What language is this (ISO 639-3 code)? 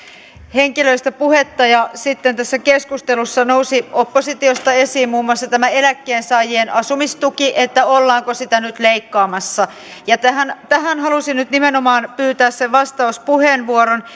fin